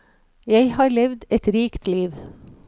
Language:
Norwegian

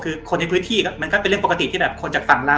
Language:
Thai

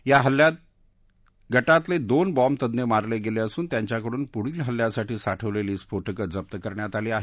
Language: Marathi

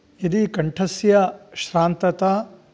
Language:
Sanskrit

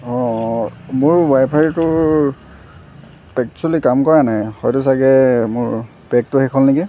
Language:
Assamese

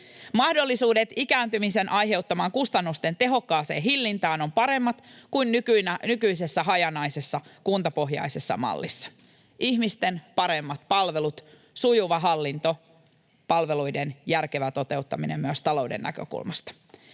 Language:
Finnish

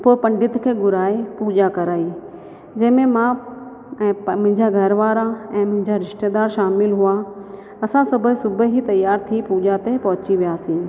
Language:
Sindhi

